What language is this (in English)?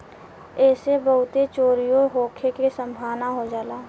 Bhojpuri